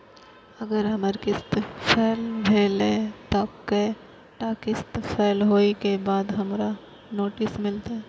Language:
Maithili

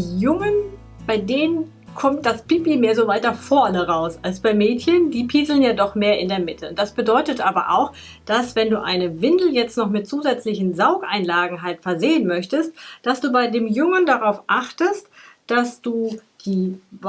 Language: German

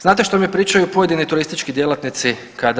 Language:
Croatian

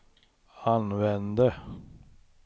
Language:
Swedish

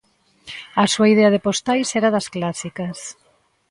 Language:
Galician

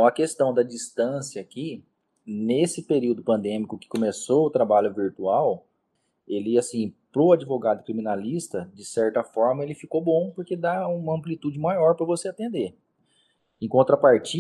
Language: Portuguese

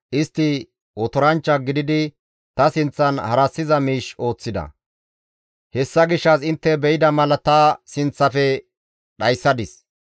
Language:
Gamo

